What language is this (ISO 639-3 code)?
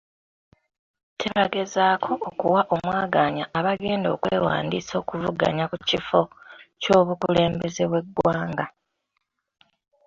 lug